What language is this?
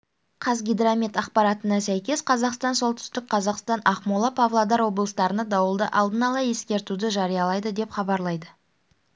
Kazakh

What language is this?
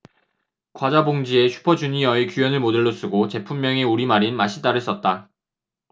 Korean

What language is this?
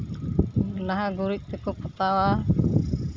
Santali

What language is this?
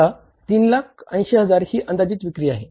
Marathi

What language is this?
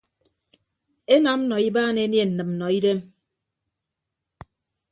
Ibibio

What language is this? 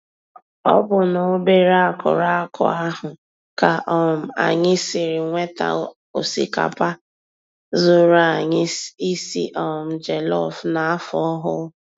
Igbo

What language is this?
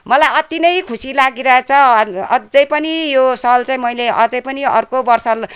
Nepali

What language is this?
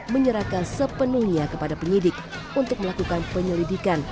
Indonesian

